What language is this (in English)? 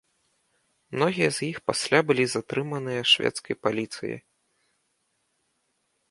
Belarusian